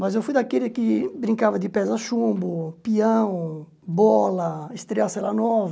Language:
Portuguese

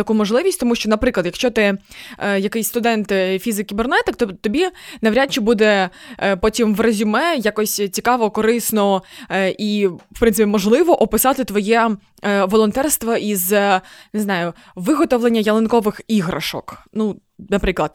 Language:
Ukrainian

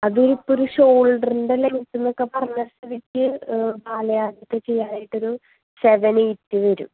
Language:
Malayalam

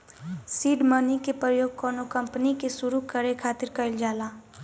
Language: Bhojpuri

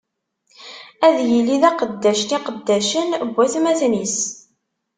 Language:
Kabyle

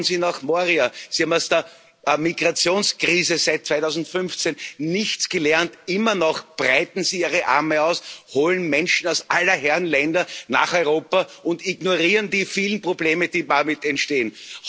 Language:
German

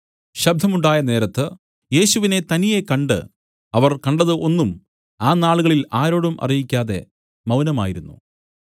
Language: Malayalam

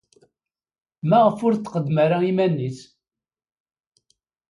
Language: Kabyle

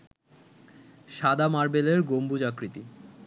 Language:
Bangla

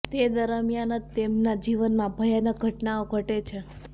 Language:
Gujarati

